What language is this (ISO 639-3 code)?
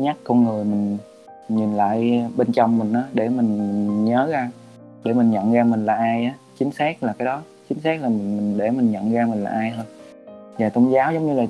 vie